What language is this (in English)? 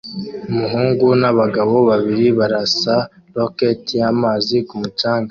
Kinyarwanda